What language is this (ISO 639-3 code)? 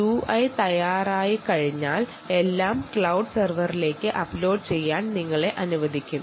mal